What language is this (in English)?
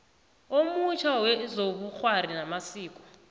South Ndebele